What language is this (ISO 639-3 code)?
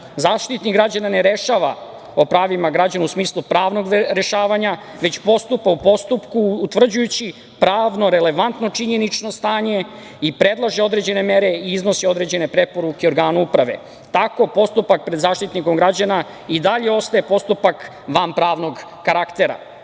srp